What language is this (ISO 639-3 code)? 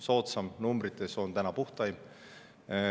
est